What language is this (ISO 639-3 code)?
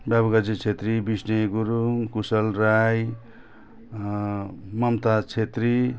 nep